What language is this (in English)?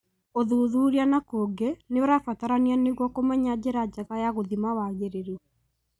Kikuyu